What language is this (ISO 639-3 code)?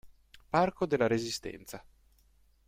ita